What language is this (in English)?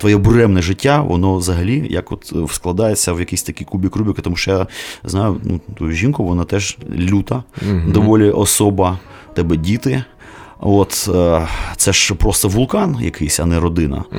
Ukrainian